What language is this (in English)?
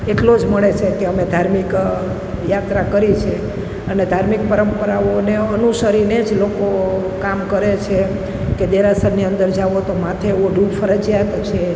Gujarati